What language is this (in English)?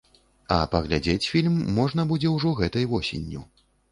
Belarusian